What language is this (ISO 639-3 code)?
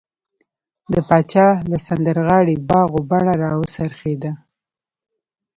pus